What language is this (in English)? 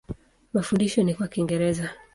Swahili